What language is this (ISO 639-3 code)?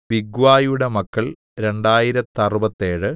mal